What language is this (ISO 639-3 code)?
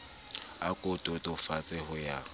sot